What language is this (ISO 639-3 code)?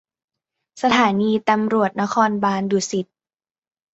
tha